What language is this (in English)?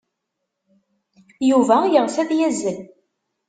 Kabyle